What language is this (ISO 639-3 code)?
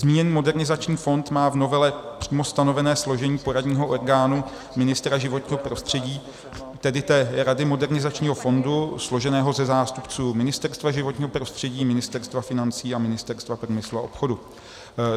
ces